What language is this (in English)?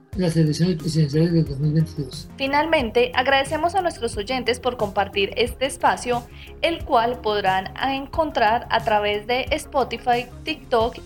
Spanish